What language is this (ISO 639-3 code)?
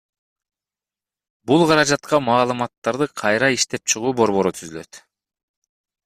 kir